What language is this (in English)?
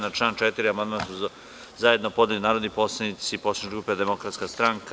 Serbian